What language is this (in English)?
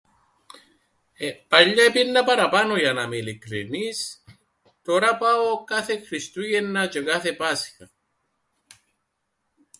Greek